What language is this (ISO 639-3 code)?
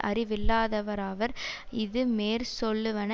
tam